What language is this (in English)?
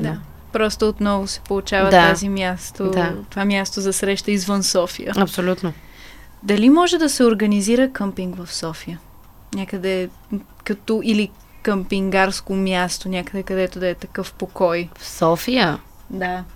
Bulgarian